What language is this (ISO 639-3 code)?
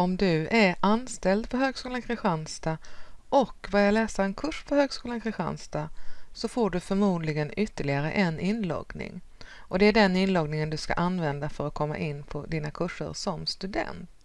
swe